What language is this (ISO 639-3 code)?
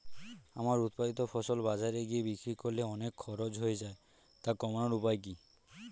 ben